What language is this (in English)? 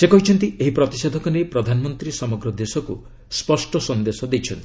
Odia